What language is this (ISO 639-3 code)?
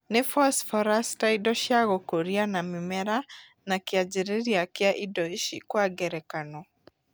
kik